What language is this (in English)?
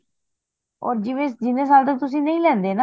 Punjabi